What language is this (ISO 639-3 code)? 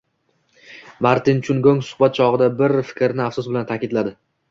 uzb